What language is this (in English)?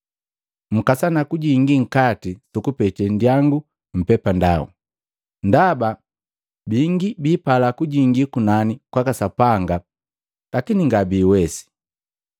Matengo